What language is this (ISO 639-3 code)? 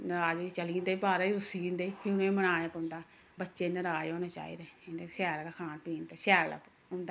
doi